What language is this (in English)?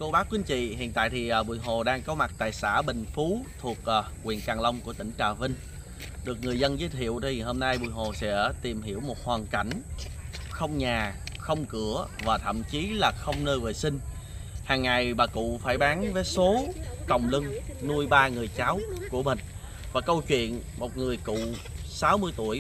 Vietnamese